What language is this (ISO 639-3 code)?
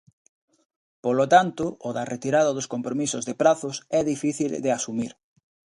glg